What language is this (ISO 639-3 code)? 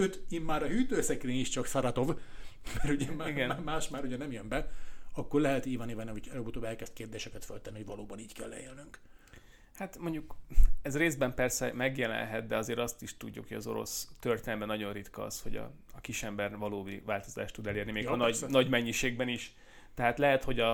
hun